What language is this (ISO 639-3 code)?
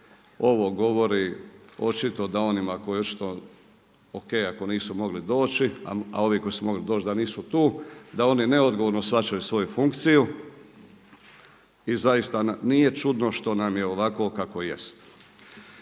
hrv